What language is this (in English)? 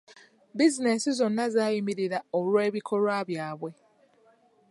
Ganda